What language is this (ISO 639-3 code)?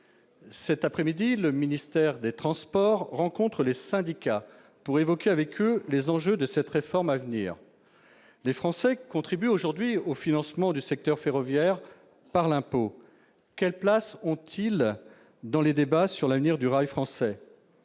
fra